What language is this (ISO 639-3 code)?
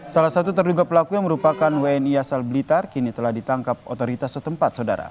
ind